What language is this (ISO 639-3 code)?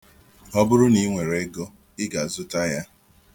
ibo